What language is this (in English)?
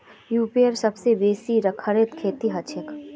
Magahi